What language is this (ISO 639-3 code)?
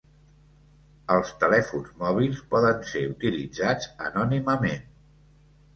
cat